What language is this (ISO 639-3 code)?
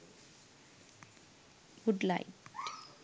sin